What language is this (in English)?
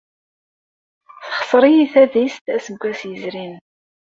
Kabyle